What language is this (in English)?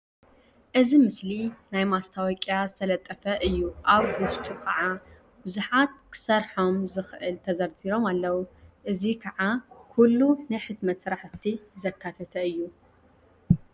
Tigrinya